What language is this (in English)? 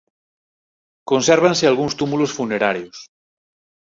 Galician